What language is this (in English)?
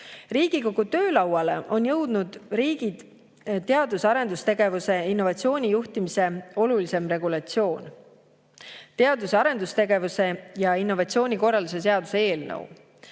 Estonian